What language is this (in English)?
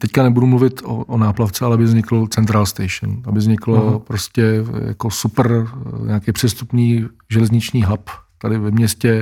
Czech